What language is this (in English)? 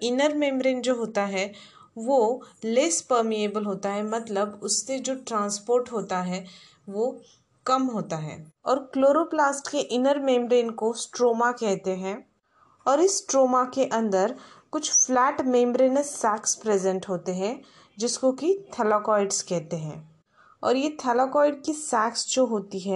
Hindi